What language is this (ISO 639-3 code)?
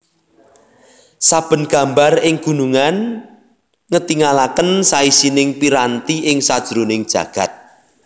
jav